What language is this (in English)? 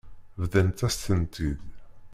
Kabyle